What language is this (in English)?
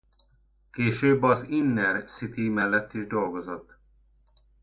Hungarian